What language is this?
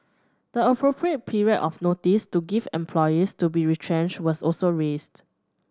English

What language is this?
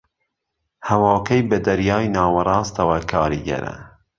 Central Kurdish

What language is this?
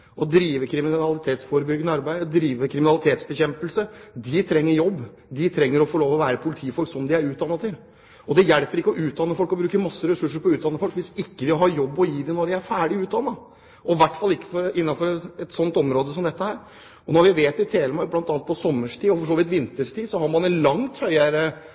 Norwegian Bokmål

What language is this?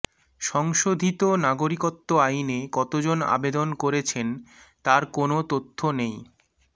Bangla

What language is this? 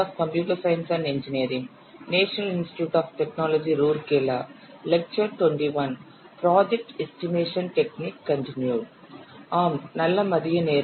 Tamil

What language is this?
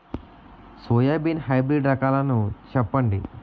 Telugu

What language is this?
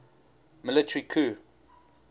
English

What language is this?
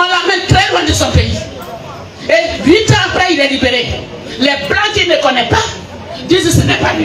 French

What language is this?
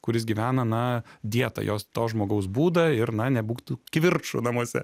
Lithuanian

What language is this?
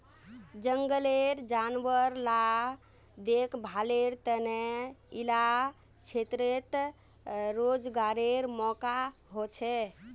Magahi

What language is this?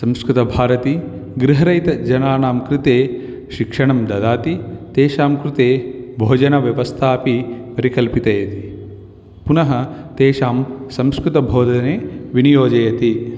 Sanskrit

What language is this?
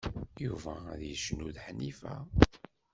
Kabyle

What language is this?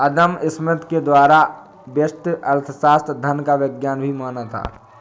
Hindi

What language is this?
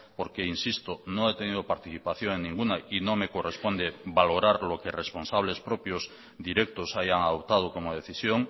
Spanish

